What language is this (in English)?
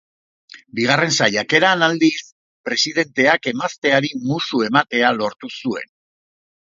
Basque